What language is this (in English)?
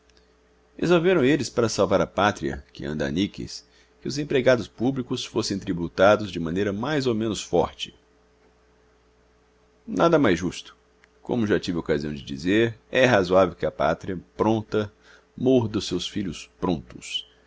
Portuguese